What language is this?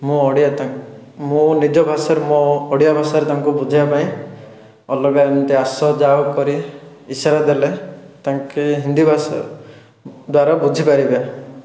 Odia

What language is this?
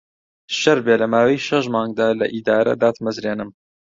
Central Kurdish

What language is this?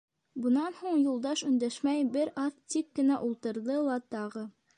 Bashkir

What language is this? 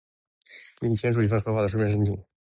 Chinese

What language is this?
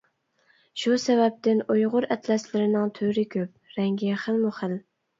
Uyghur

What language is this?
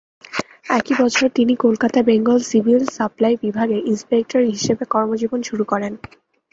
Bangla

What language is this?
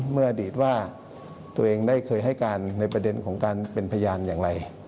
Thai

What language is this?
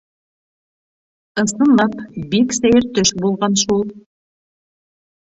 Bashkir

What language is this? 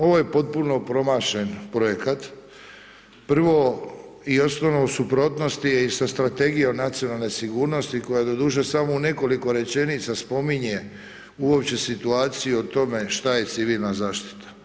Croatian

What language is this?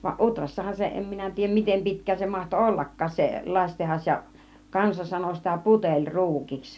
Finnish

